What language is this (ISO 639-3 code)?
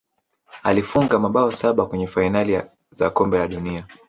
swa